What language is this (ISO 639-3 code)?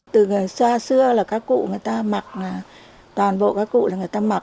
vie